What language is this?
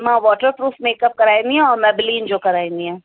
Sindhi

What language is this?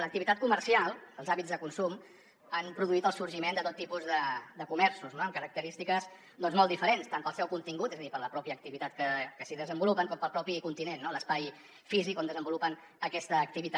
Catalan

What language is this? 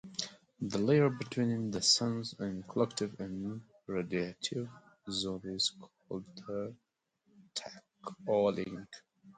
English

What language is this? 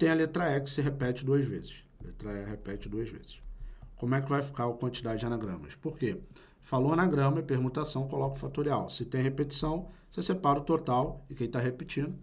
Portuguese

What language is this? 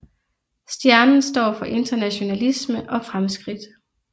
Danish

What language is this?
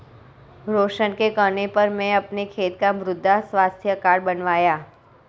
Hindi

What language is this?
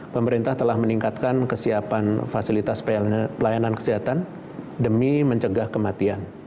Indonesian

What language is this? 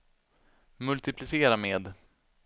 Swedish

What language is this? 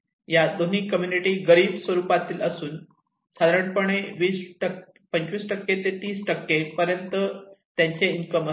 Marathi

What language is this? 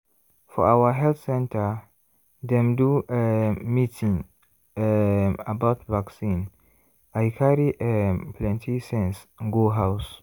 Nigerian Pidgin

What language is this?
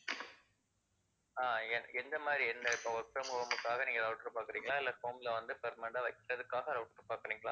Tamil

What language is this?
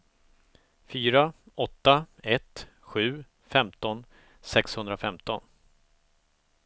Swedish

